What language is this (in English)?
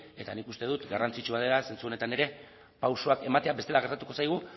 Basque